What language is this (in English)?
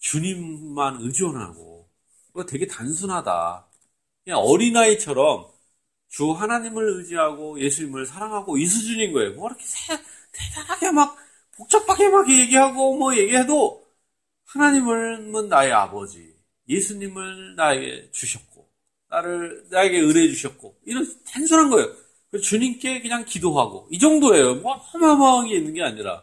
Korean